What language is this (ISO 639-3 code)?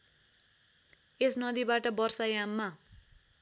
nep